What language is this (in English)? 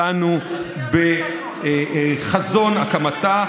Hebrew